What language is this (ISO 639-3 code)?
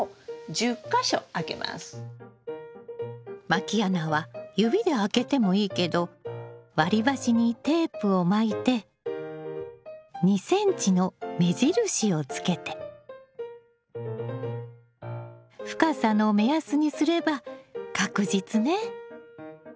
jpn